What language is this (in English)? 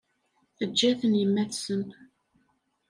Kabyle